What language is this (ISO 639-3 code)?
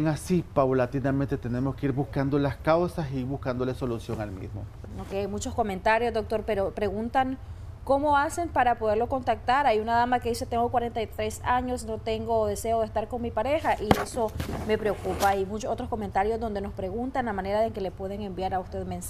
spa